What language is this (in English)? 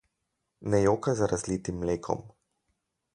Slovenian